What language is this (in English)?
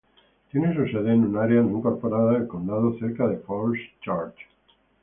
Spanish